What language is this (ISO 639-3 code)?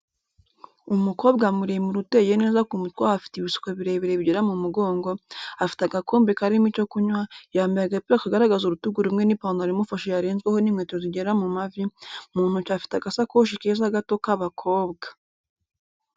kin